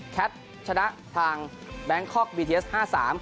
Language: Thai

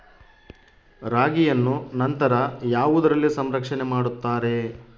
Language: Kannada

